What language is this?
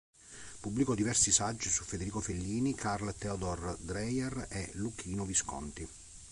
Italian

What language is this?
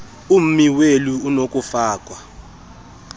Xhosa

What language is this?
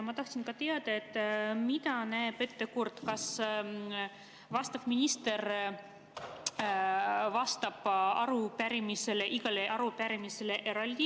Estonian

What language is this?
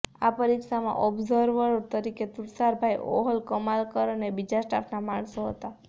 Gujarati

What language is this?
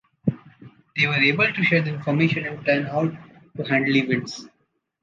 English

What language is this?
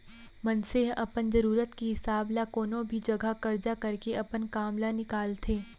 Chhattisgarhi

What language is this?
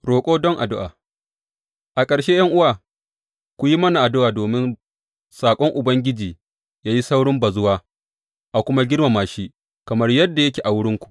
Hausa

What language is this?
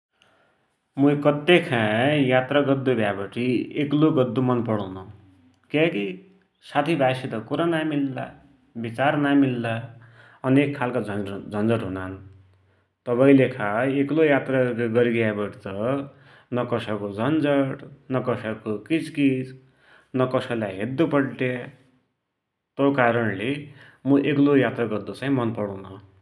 Dotyali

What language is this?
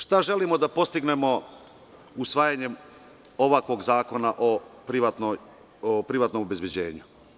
Serbian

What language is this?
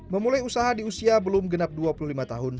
Indonesian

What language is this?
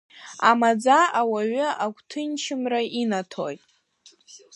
Abkhazian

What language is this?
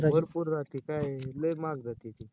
Marathi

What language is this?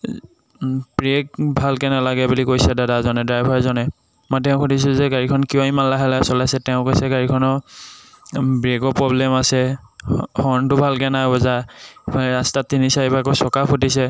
Assamese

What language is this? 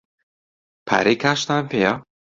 Central Kurdish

